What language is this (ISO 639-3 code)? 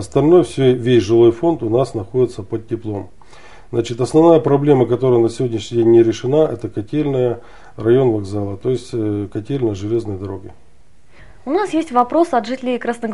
rus